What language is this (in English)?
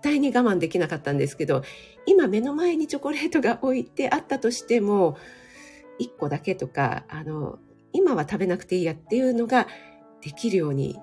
Japanese